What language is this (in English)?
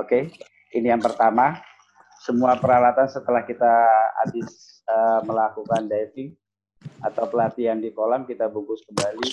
Indonesian